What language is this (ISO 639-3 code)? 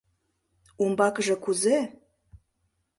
chm